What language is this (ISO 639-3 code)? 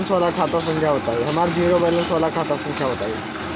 bho